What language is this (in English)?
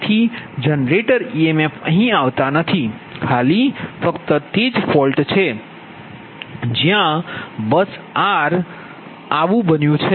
Gujarati